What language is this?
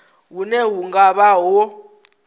Venda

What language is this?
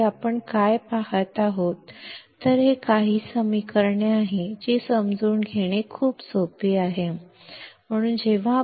Kannada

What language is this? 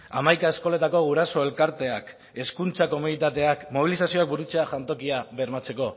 Basque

